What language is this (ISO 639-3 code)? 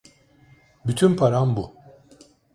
tur